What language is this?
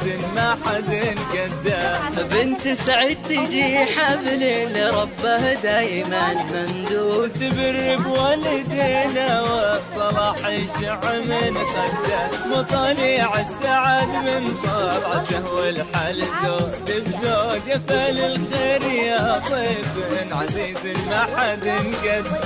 Arabic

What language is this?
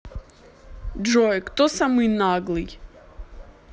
Russian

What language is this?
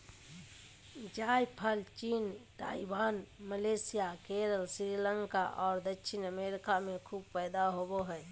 Magahi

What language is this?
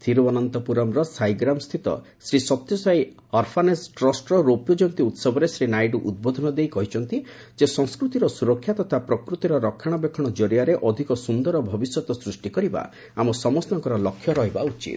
Odia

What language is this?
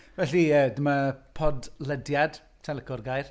Welsh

